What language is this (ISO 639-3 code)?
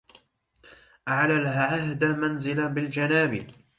ara